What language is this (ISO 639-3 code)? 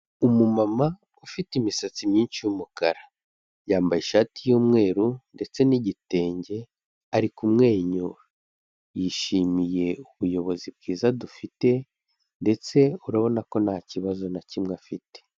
kin